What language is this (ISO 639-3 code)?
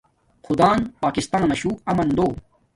dmk